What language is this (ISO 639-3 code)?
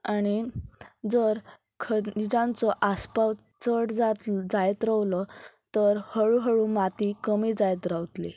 kok